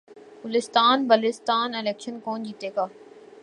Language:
Urdu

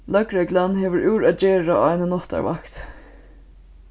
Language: Faroese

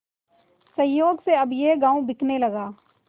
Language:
Hindi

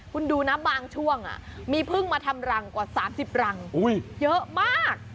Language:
Thai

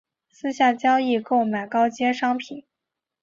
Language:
Chinese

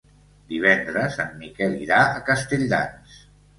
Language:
Catalan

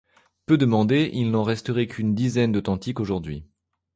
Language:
French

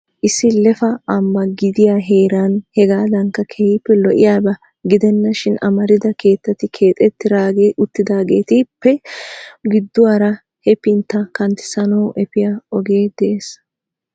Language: Wolaytta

